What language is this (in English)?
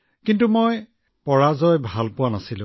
Assamese